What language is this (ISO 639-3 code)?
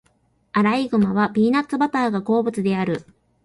jpn